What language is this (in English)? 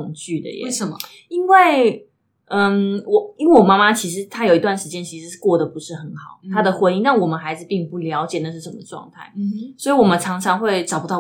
Chinese